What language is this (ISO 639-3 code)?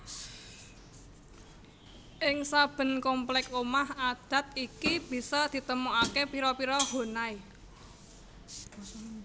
jav